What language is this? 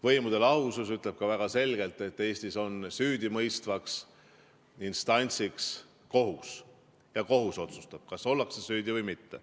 Estonian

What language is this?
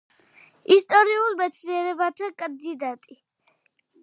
Georgian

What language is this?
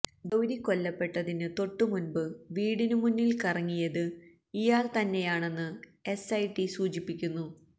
Malayalam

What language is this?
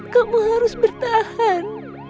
Indonesian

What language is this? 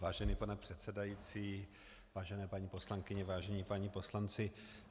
Czech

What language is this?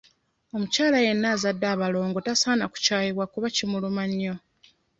Ganda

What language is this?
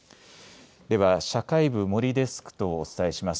Japanese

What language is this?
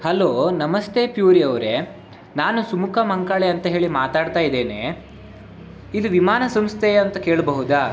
Kannada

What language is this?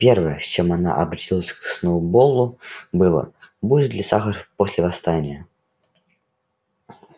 Russian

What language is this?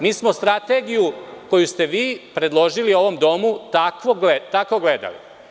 Serbian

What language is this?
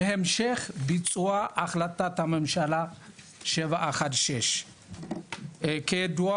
Hebrew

